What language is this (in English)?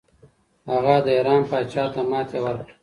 Pashto